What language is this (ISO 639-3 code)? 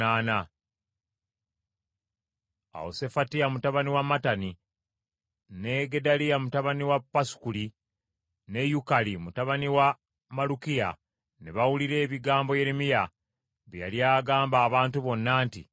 lug